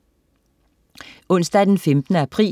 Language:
Danish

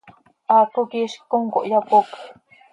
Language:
Seri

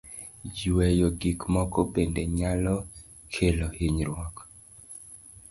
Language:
Luo (Kenya and Tanzania)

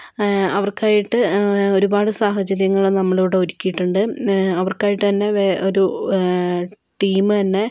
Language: Malayalam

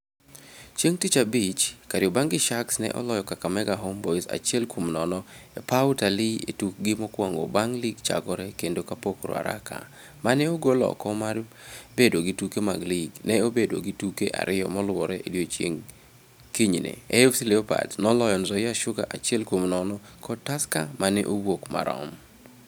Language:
Luo (Kenya and Tanzania)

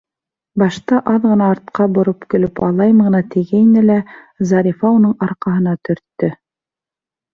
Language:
Bashkir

